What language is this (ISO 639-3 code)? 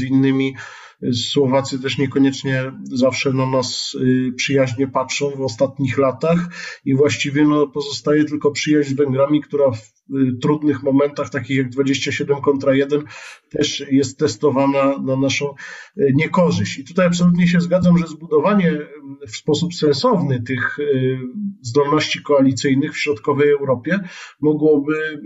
pol